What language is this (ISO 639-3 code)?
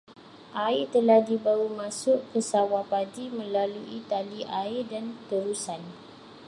msa